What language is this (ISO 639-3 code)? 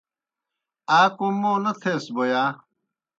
plk